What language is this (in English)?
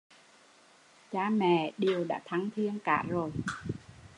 Vietnamese